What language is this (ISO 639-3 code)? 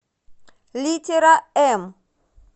rus